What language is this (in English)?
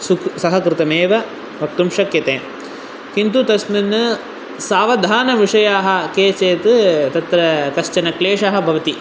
Sanskrit